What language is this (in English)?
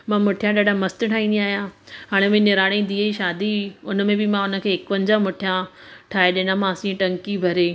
Sindhi